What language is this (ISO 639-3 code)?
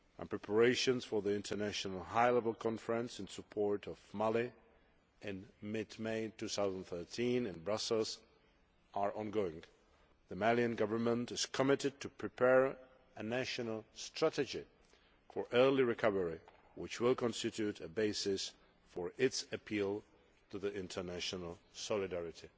eng